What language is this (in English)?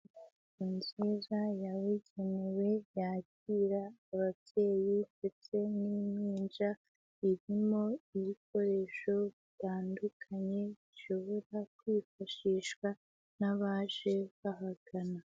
Kinyarwanda